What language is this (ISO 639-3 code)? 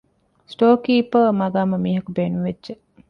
div